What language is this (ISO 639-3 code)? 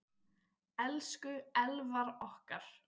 isl